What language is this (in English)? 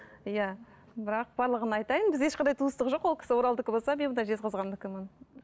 Kazakh